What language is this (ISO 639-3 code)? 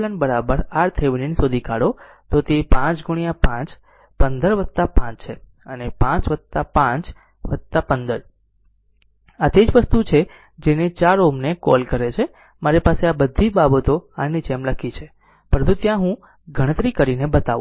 guj